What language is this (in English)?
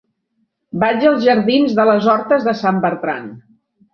Catalan